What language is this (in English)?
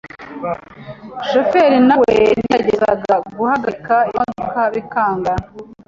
Kinyarwanda